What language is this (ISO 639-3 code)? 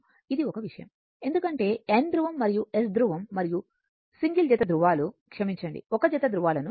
tel